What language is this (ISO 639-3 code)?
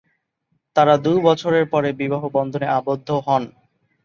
ben